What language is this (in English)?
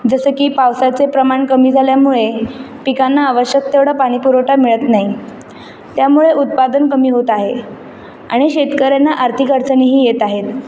Marathi